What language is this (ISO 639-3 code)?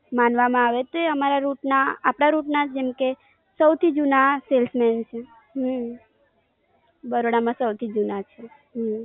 guj